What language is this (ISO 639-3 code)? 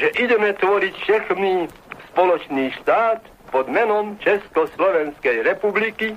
slk